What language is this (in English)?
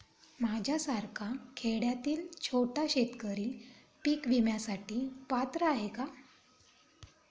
Marathi